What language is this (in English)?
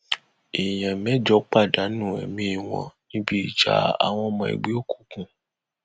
Yoruba